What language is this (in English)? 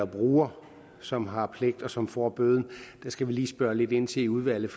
Danish